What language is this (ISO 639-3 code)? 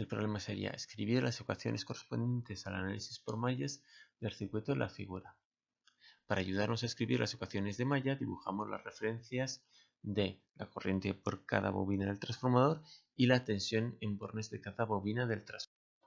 spa